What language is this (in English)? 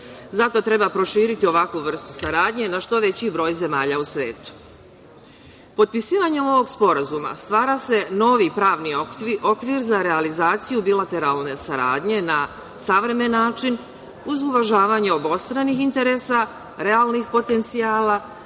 Serbian